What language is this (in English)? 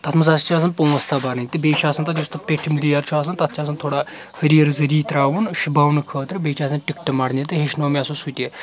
Kashmiri